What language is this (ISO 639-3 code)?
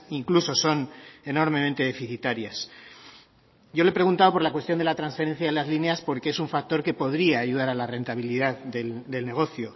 spa